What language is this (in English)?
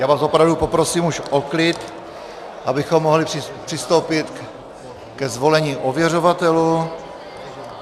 Czech